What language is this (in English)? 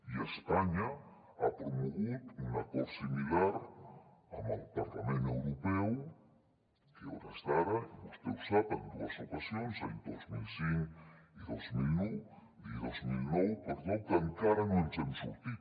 Catalan